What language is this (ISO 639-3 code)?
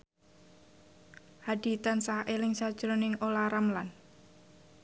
jav